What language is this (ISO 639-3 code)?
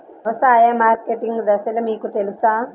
tel